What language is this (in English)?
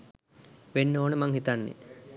Sinhala